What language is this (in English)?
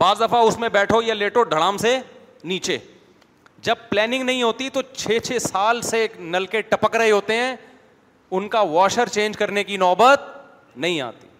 Urdu